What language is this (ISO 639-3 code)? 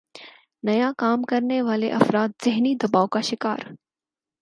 urd